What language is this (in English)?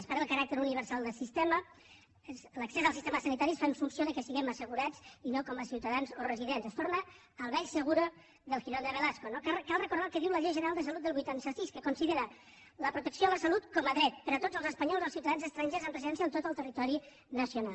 Catalan